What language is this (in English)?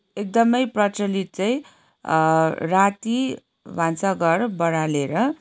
Nepali